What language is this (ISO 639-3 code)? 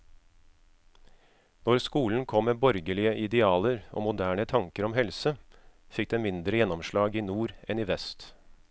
nor